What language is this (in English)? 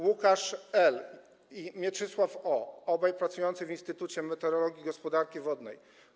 Polish